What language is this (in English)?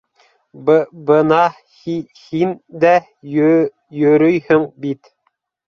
Bashkir